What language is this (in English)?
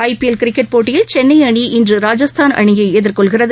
Tamil